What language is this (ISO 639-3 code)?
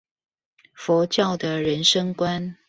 zho